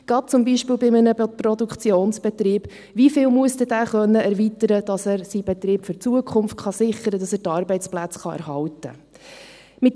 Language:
Swiss German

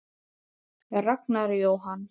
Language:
Icelandic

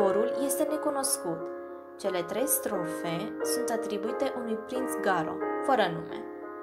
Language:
Romanian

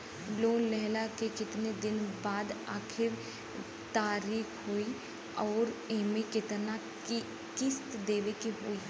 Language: Bhojpuri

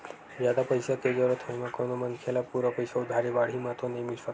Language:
Chhattisgarhi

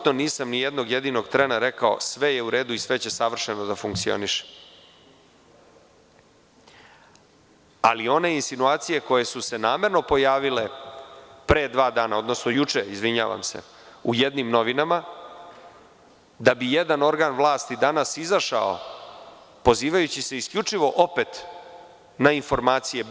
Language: Serbian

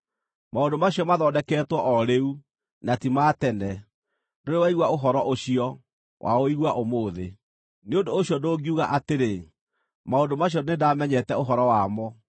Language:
Kikuyu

